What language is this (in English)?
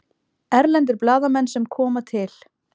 Icelandic